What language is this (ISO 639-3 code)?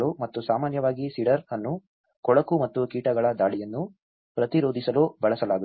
kan